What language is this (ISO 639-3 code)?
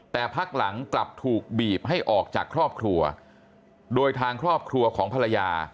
tha